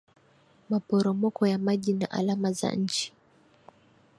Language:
Swahili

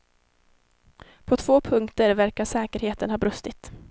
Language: Swedish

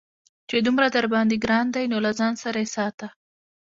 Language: Pashto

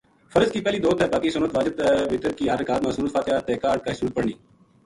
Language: Gujari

